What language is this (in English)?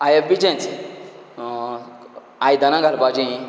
Konkani